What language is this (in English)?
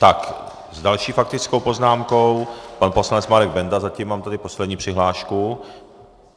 Czech